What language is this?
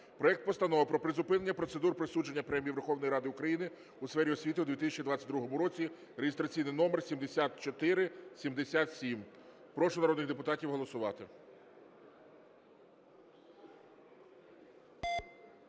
Ukrainian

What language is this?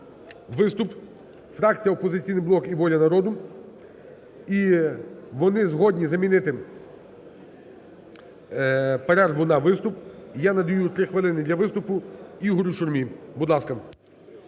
Ukrainian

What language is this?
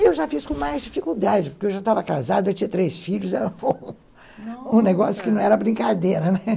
Portuguese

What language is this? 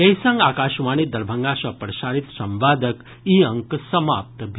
Maithili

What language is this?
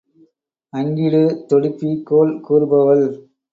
Tamil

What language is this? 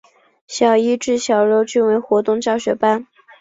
Chinese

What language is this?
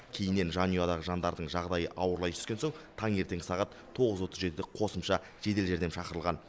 Kazakh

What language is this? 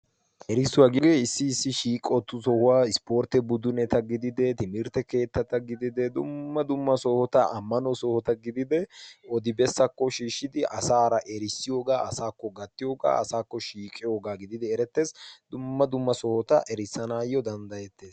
Wolaytta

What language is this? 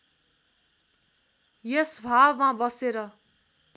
Nepali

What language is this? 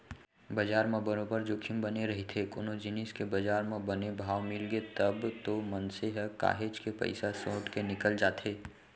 Chhattisgarhi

